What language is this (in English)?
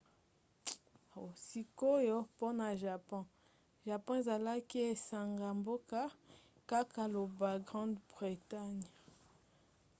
Lingala